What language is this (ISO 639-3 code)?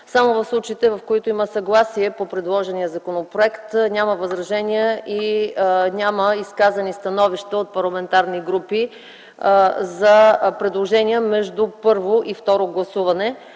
bul